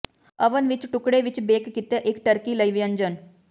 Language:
Punjabi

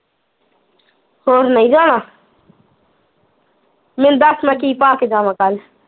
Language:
Punjabi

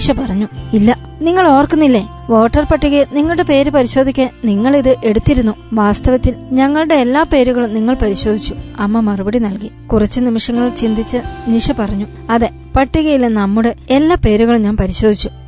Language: Malayalam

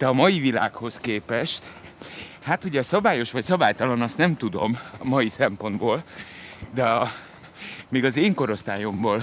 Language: Hungarian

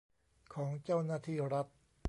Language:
Thai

